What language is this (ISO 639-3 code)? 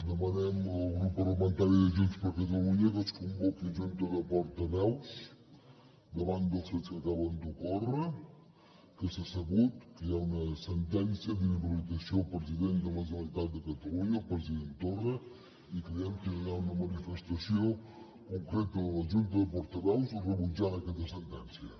cat